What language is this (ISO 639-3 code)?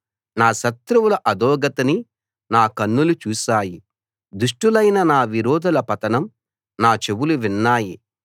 tel